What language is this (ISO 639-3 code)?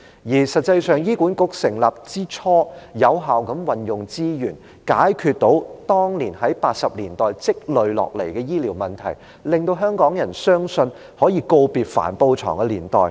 yue